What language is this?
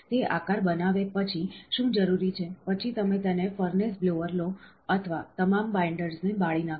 Gujarati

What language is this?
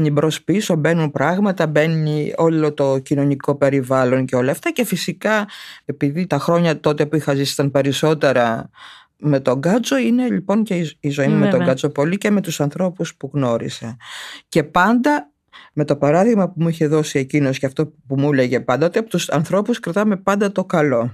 Greek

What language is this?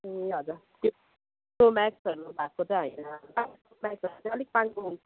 Nepali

